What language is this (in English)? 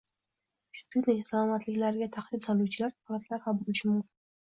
Uzbek